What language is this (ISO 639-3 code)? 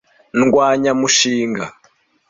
kin